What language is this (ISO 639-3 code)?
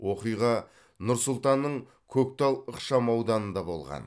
kaz